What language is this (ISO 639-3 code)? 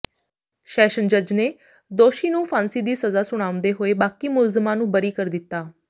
pan